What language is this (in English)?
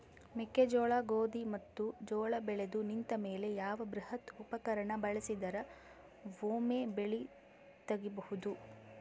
Kannada